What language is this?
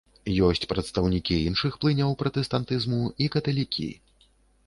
Belarusian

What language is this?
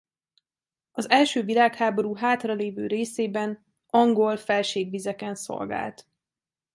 Hungarian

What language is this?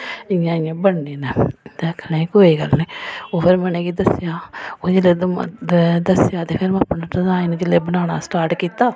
Dogri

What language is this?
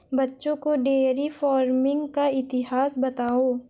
Hindi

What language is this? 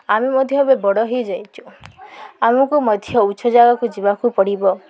Odia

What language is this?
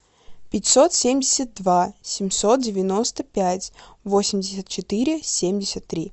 Russian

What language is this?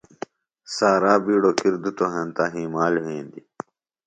Phalura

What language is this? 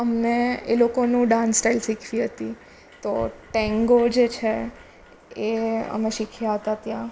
Gujarati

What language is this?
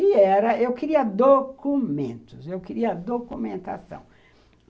Portuguese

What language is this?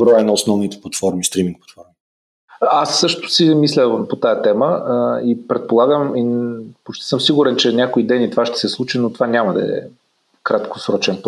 Bulgarian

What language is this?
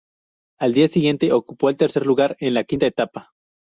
Spanish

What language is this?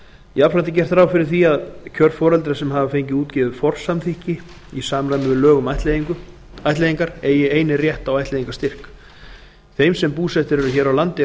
Icelandic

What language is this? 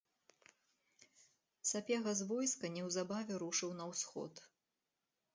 Belarusian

